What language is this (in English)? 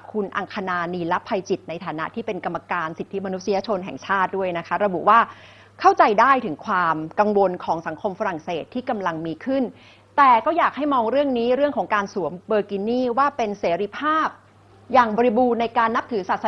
Thai